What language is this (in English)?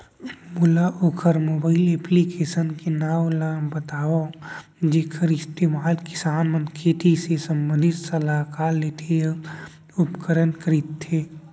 Chhattisgarhi